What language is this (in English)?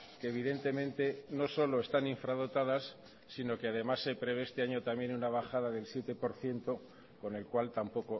Spanish